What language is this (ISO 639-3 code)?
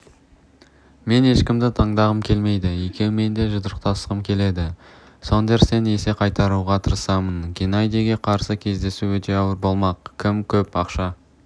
kaz